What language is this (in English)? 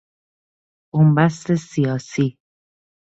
Persian